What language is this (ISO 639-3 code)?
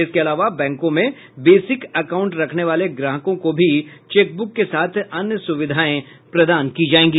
hin